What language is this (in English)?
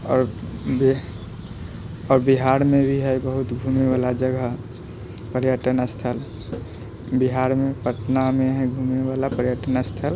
Maithili